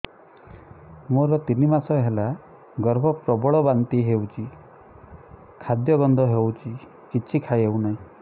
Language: Odia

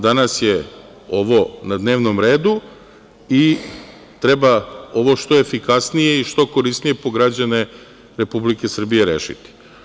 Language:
Serbian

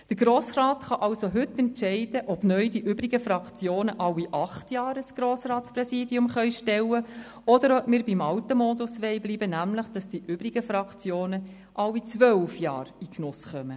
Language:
Swiss German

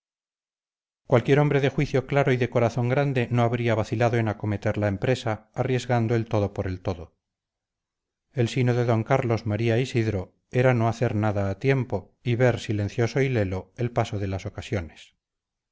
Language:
Spanish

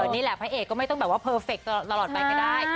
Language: Thai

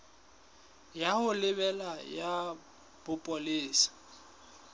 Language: Southern Sotho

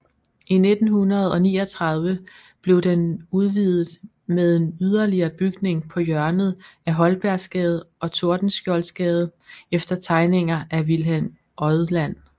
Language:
Danish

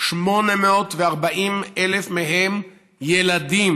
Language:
Hebrew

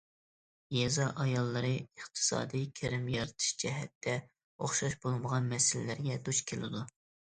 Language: Uyghur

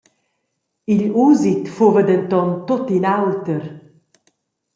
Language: Romansh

